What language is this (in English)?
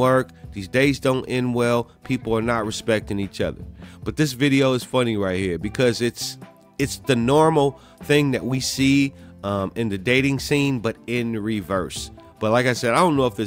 English